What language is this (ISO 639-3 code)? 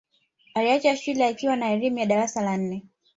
swa